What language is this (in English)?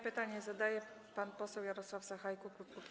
Polish